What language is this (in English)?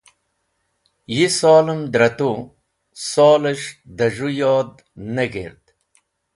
Wakhi